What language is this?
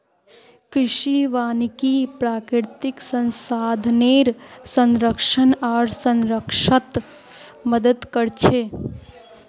Magahi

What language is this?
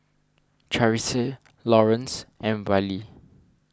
English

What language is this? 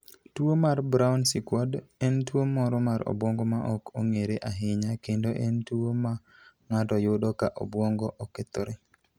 Luo (Kenya and Tanzania)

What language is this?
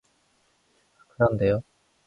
Korean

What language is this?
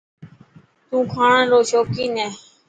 Dhatki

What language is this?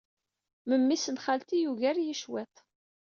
Kabyle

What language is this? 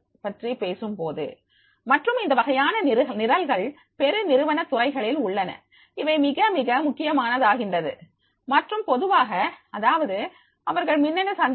Tamil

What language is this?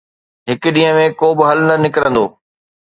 Sindhi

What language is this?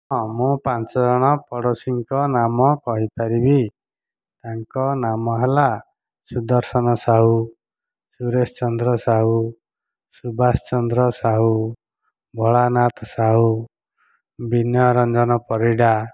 Odia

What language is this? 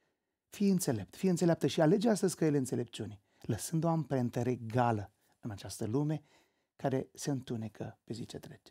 Romanian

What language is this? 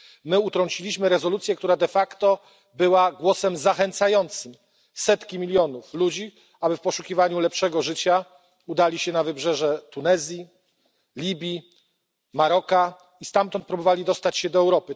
Polish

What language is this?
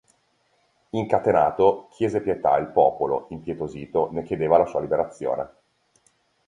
Italian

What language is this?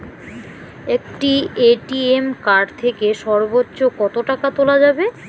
Bangla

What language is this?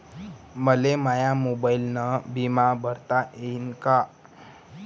Marathi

